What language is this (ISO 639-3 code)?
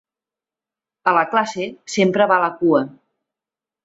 cat